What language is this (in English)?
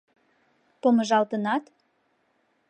Mari